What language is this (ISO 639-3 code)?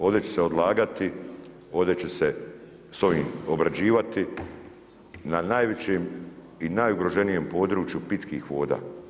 hrv